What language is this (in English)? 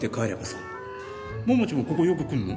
Japanese